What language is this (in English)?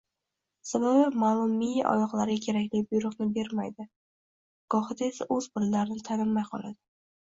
Uzbek